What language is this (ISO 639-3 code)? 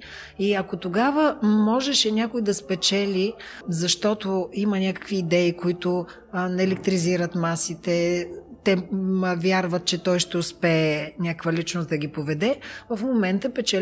bul